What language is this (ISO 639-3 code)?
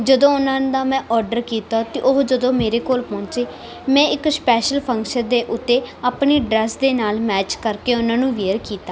pan